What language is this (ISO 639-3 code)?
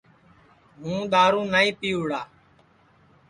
ssi